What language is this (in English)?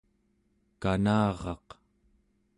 Central Yupik